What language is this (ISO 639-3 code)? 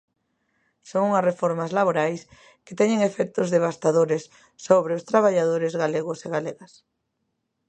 glg